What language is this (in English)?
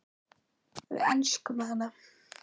Icelandic